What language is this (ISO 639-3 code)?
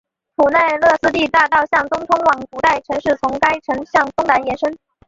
zho